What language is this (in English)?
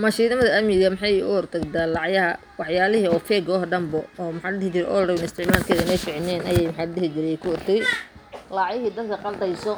Somali